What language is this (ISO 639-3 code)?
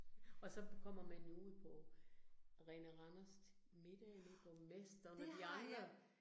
dan